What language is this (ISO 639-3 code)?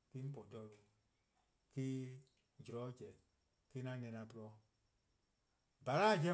kqo